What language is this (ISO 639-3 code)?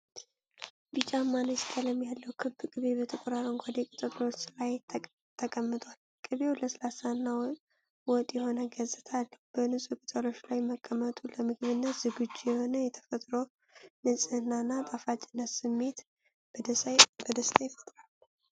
amh